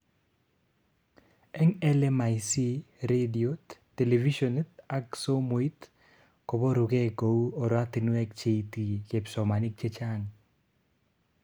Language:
Kalenjin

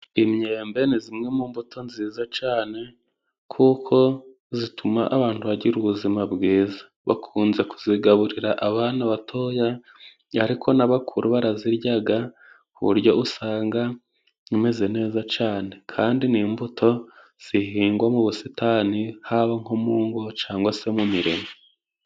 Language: Kinyarwanda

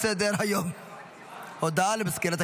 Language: Hebrew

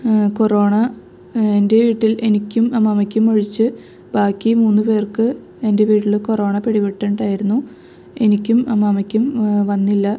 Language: Malayalam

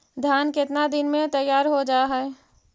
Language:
Magahi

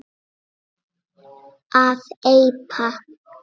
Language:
Icelandic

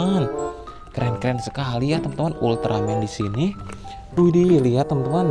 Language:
Indonesian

